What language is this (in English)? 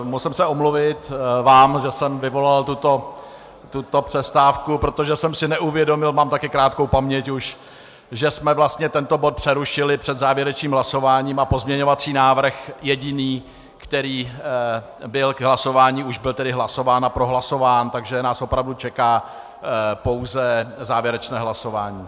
Czech